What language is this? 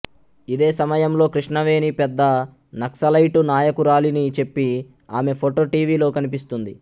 Telugu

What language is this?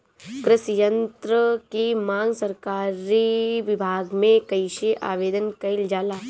Bhojpuri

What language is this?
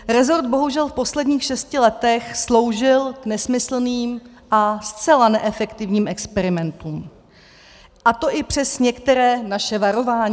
Czech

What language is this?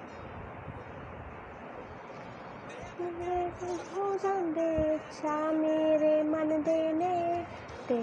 Punjabi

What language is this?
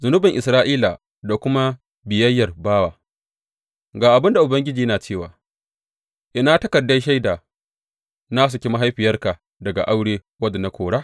Hausa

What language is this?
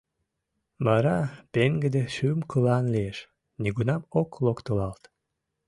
Mari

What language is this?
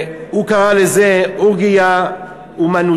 Hebrew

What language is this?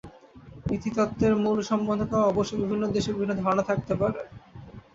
Bangla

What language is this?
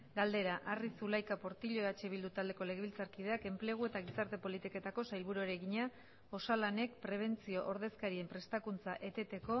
Basque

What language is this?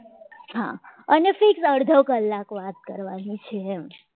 Gujarati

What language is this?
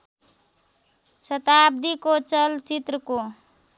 Nepali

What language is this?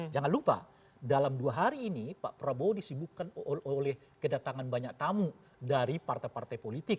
Indonesian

